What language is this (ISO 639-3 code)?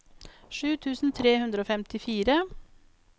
nor